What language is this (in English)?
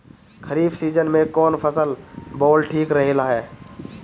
Bhojpuri